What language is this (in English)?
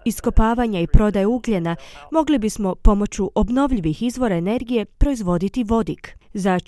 Croatian